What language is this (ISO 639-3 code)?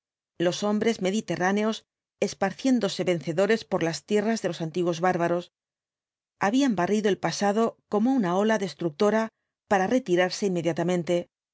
spa